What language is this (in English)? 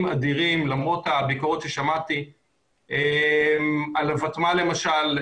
Hebrew